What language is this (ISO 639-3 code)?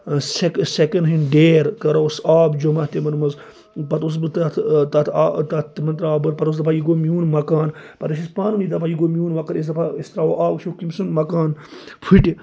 kas